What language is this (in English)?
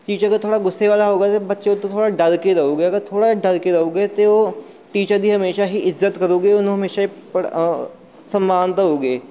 Punjabi